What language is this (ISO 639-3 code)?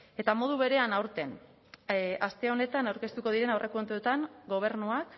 eus